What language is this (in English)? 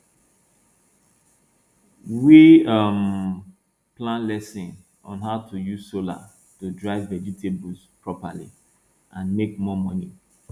Nigerian Pidgin